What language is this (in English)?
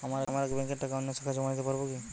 Bangla